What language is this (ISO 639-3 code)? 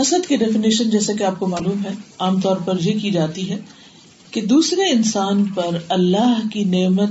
urd